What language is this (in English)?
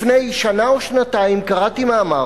Hebrew